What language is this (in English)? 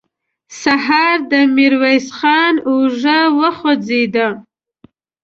Pashto